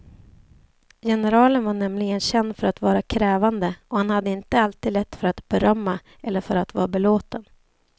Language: Swedish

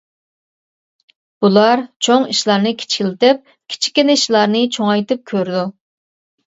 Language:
Uyghur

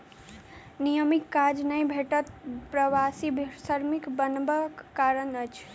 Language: Maithili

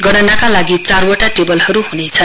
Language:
Nepali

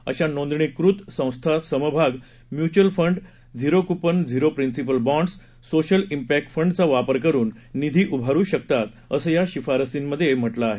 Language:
Marathi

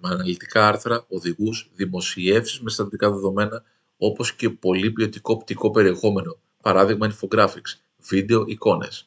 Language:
Greek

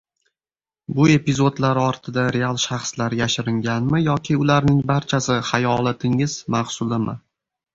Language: Uzbek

